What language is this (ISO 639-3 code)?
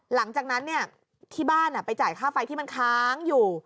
tha